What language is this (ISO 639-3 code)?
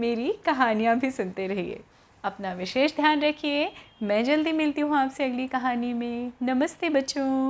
hin